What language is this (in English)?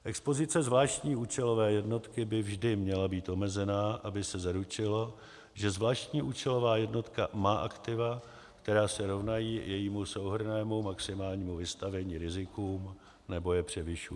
Czech